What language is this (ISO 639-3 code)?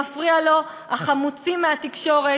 heb